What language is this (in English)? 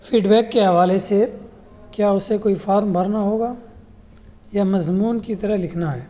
Urdu